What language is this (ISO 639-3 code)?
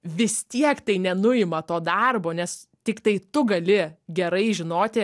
lit